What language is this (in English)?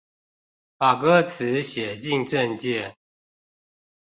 Chinese